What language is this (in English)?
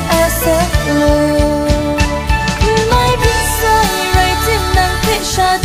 Vietnamese